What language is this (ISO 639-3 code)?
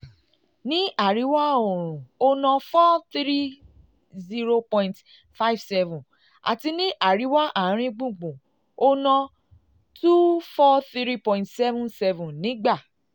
yor